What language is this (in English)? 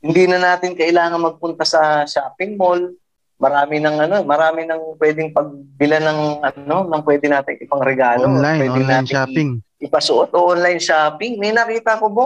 Filipino